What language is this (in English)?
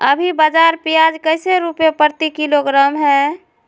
Magahi